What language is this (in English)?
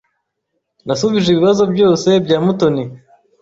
Kinyarwanda